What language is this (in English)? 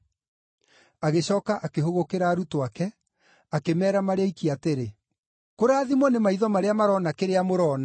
Kikuyu